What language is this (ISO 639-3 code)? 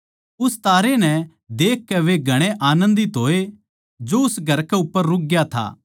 bgc